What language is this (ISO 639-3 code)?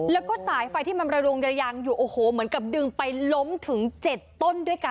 tha